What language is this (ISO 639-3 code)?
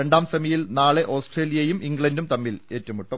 mal